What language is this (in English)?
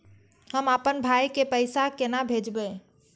Maithili